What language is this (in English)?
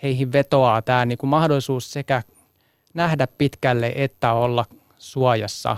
Finnish